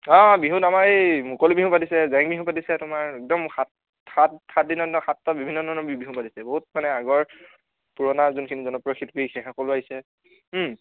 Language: Assamese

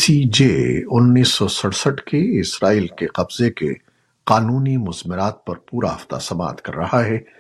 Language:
Urdu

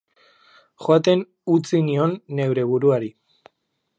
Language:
Basque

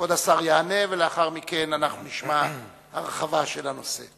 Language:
Hebrew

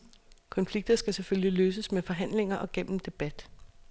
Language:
Danish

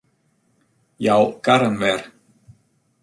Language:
Western Frisian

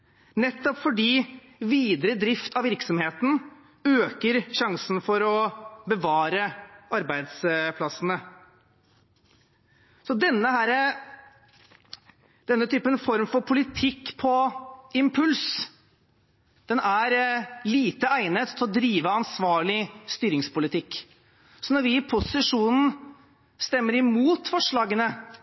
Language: Norwegian Bokmål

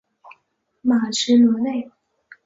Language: Chinese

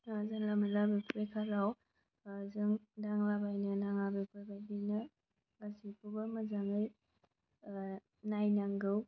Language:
Bodo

